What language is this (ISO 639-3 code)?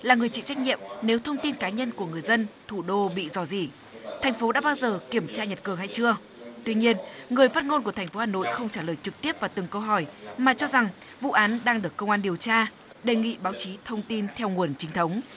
vie